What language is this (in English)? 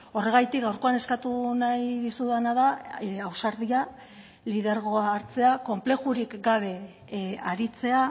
Basque